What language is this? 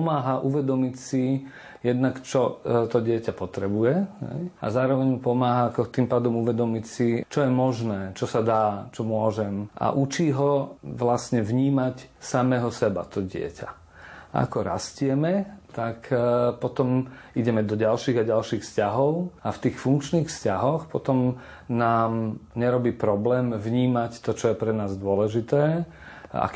Slovak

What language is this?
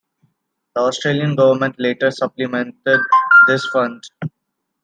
English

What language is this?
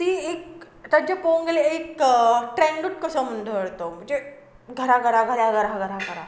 Konkani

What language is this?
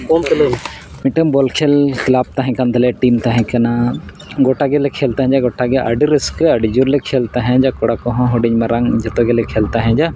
Santali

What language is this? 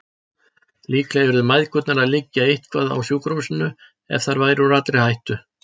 Icelandic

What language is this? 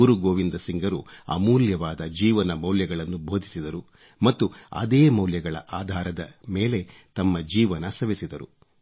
Kannada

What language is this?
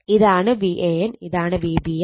Malayalam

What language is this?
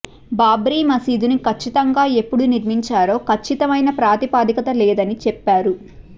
Telugu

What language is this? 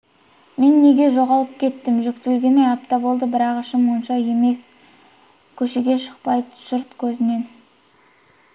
Kazakh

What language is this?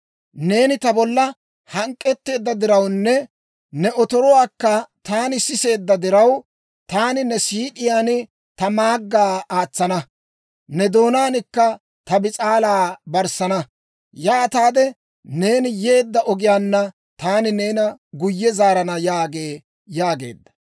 Dawro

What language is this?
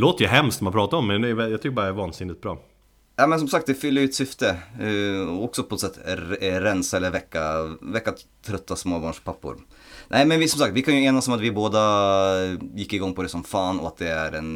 Swedish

